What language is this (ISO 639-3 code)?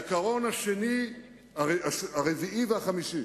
heb